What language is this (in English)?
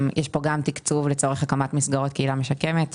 Hebrew